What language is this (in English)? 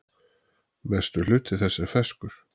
Icelandic